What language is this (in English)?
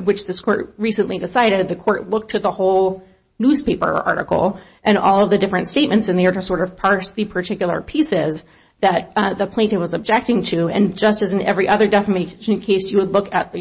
English